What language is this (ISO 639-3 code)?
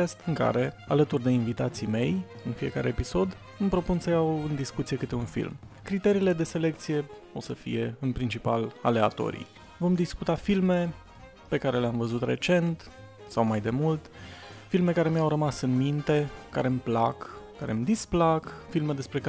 ron